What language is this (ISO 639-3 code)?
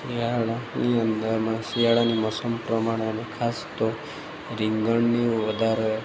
guj